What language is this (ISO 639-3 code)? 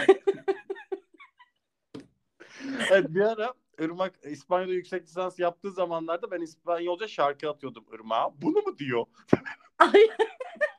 tur